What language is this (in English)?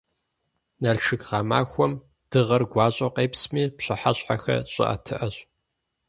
Kabardian